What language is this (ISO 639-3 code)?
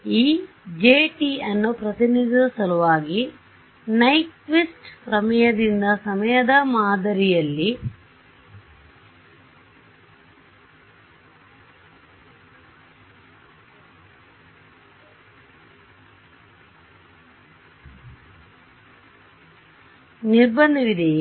kan